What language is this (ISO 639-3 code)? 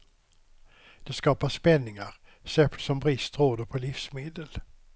swe